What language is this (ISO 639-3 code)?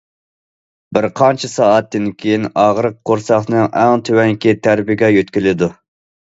uig